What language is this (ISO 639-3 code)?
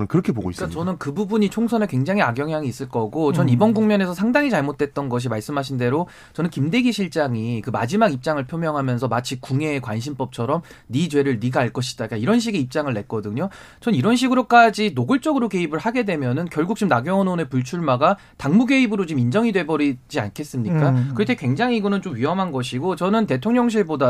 kor